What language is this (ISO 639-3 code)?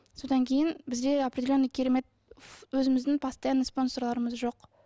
kaz